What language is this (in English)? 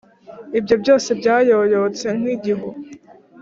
Kinyarwanda